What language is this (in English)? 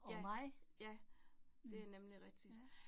Danish